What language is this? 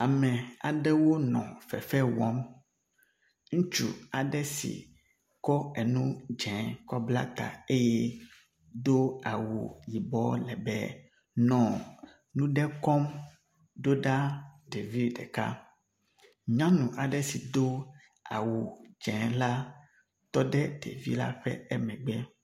Ewe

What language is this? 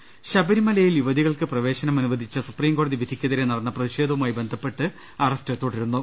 Malayalam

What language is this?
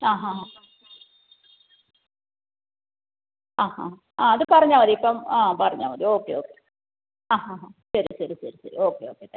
Malayalam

